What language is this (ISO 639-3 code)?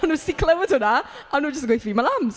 cym